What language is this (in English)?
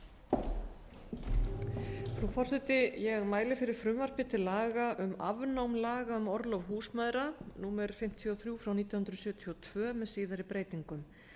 Icelandic